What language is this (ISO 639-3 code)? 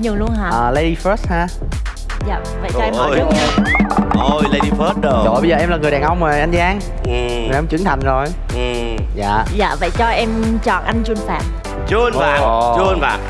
vie